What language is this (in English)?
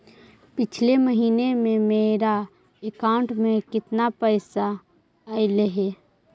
Magahi